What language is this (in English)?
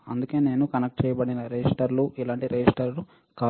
Telugu